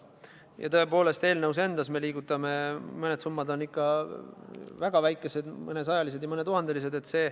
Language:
Estonian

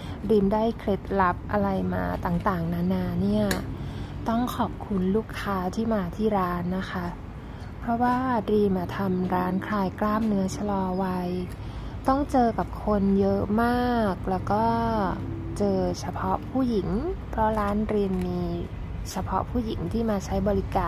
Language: Thai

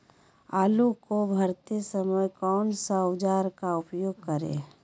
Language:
Magahi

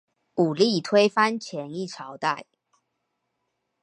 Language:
Chinese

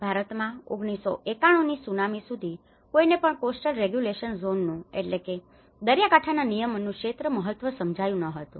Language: Gujarati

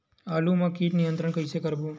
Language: Chhattisgarhi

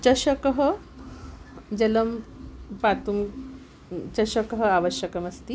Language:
Sanskrit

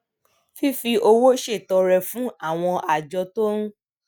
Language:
Yoruba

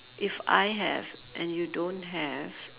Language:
English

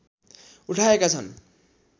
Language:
Nepali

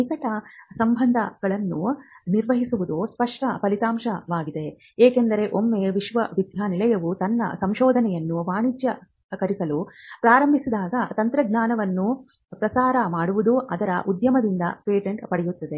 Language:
Kannada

